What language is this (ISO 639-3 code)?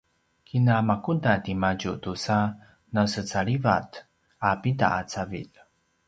pwn